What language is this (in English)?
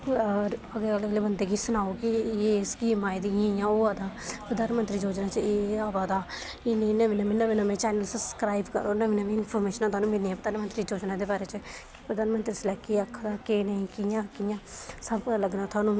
Dogri